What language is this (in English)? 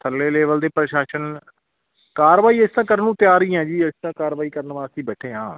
Punjabi